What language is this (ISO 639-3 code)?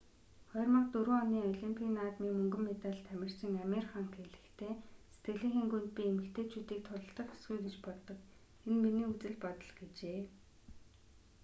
mon